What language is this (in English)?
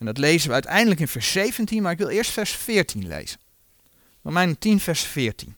Dutch